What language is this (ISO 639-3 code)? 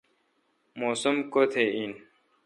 xka